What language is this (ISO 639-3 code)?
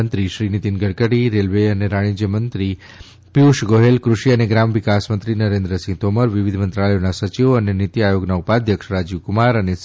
guj